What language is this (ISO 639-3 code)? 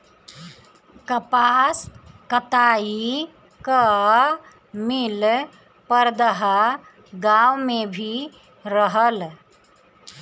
bho